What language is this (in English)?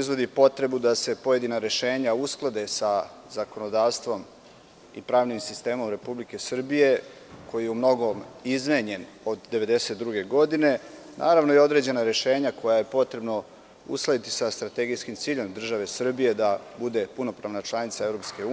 Serbian